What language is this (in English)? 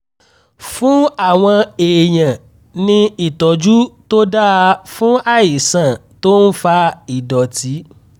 Yoruba